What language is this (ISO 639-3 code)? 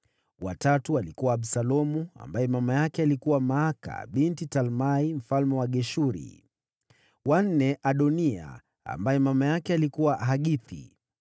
swa